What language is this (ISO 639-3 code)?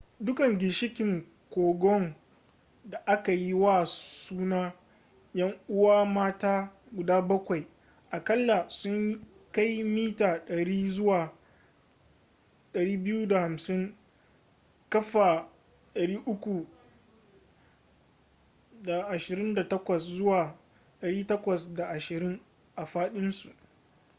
hau